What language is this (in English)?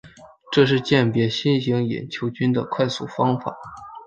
Chinese